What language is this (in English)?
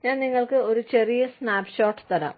Malayalam